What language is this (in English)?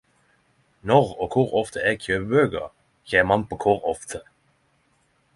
Norwegian Nynorsk